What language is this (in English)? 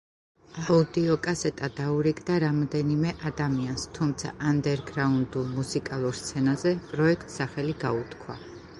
Georgian